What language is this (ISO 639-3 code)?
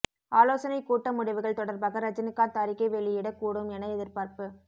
tam